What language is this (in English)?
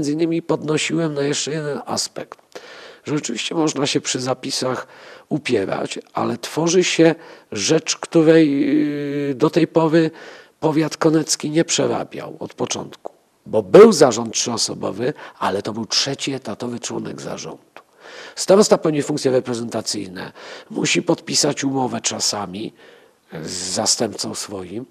Polish